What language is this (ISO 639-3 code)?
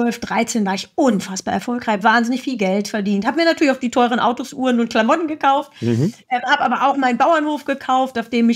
deu